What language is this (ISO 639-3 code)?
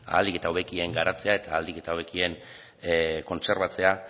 eus